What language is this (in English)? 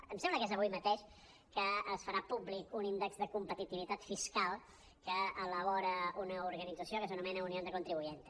Catalan